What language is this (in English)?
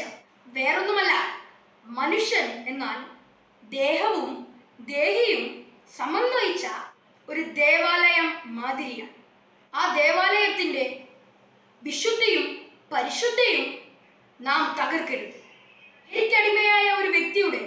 Malayalam